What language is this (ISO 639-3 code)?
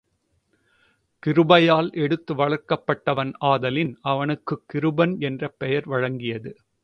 tam